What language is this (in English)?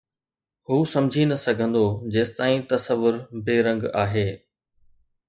Sindhi